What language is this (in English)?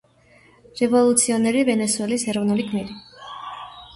Georgian